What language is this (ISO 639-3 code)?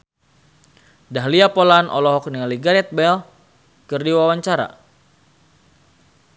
sun